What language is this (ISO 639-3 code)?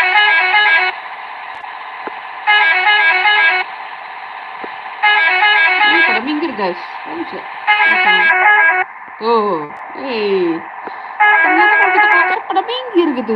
ind